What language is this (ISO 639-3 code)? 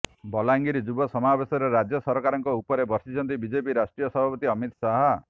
ori